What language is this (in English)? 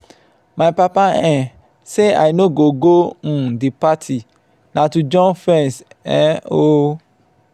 Nigerian Pidgin